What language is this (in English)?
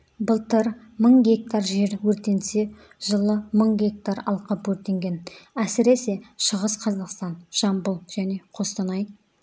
Kazakh